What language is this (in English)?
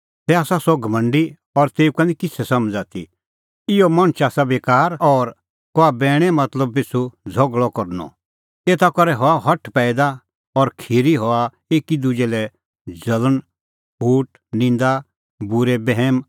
Kullu Pahari